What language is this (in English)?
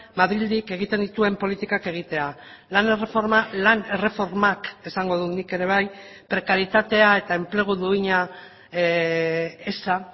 Basque